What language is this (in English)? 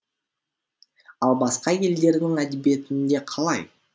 Kazakh